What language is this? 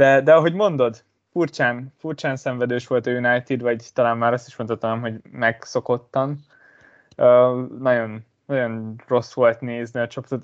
Hungarian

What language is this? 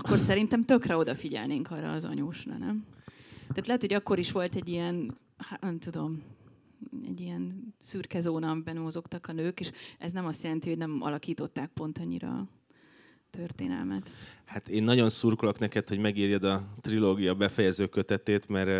Hungarian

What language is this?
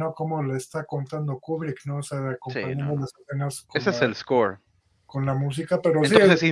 Spanish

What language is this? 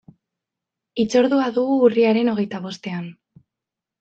Basque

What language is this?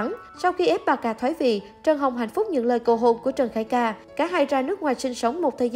Vietnamese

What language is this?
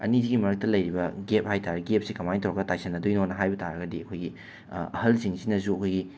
Manipuri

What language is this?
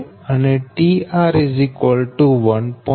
Gujarati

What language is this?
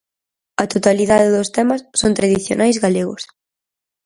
Galician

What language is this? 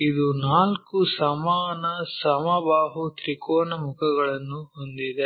Kannada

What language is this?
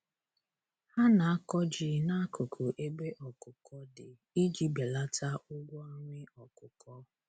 Igbo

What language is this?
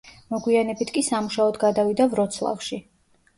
Georgian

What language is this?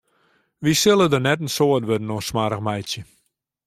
Western Frisian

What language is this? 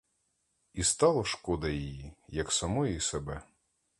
Ukrainian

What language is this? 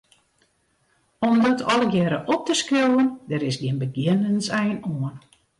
Western Frisian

